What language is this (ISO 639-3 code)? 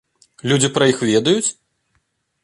bel